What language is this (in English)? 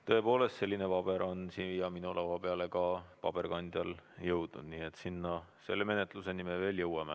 Estonian